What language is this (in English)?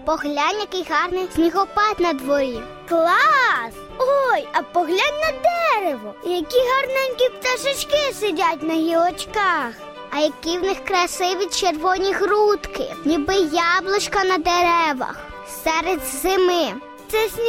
Ukrainian